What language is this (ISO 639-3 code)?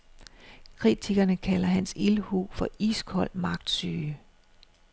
dan